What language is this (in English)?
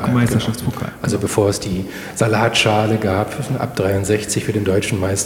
German